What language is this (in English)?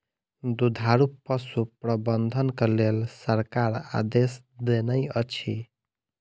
Maithili